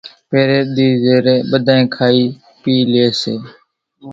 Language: Kachi Koli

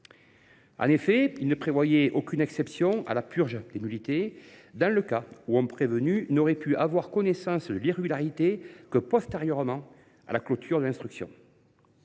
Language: French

